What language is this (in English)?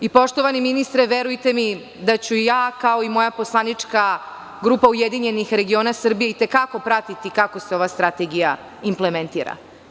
Serbian